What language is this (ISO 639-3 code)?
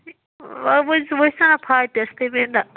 kas